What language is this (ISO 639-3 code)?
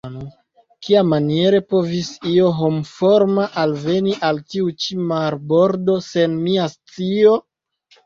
epo